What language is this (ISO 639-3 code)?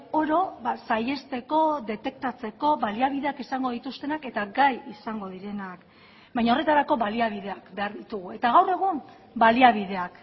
eus